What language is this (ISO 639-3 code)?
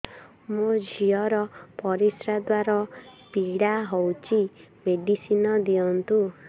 ori